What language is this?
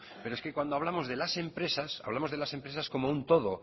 Spanish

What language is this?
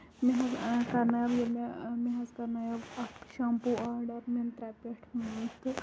Kashmiri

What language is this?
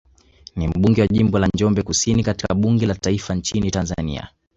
Swahili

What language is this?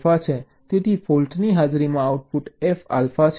Gujarati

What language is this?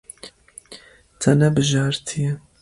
Kurdish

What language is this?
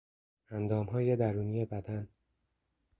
Persian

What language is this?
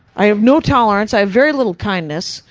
English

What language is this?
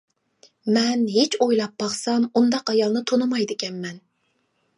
Uyghur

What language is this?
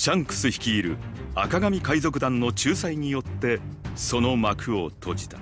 Japanese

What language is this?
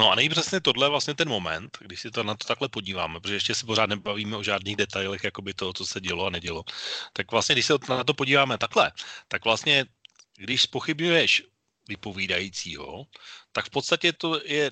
Czech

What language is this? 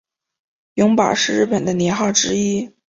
Chinese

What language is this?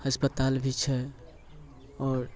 Maithili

